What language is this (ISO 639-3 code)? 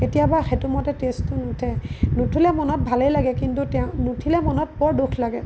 asm